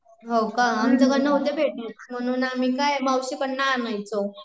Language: Marathi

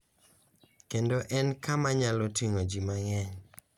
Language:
Luo (Kenya and Tanzania)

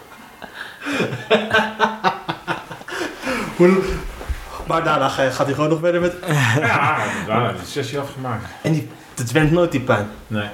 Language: Dutch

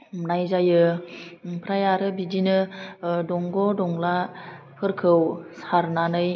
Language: Bodo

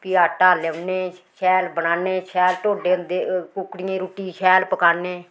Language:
Dogri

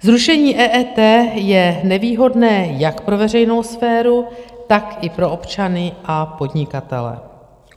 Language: Czech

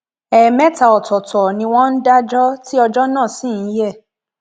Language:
Yoruba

